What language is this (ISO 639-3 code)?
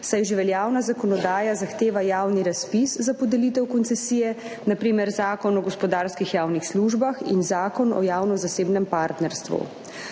slv